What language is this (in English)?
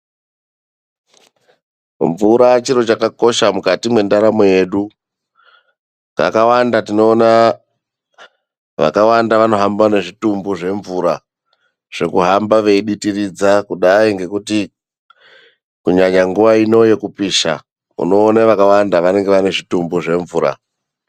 Ndau